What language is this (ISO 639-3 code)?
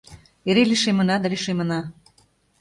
chm